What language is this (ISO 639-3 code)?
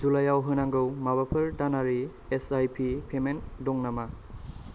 brx